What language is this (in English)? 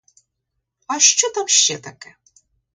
Ukrainian